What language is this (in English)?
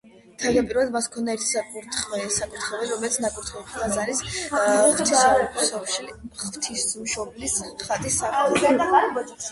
Georgian